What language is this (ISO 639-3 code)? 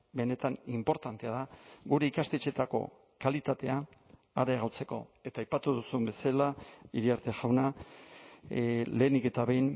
eus